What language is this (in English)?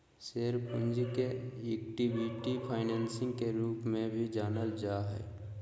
Magahi